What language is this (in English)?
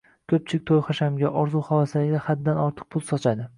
Uzbek